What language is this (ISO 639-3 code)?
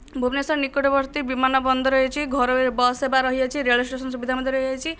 ori